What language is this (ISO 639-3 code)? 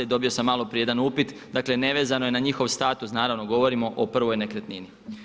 hrv